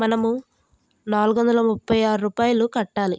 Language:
Telugu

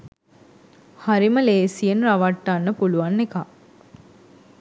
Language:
Sinhala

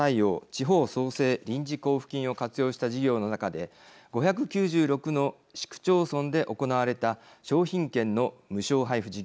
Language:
Japanese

